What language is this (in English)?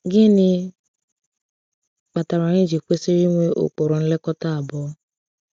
Igbo